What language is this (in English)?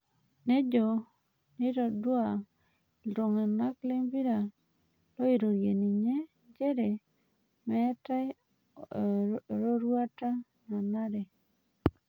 Masai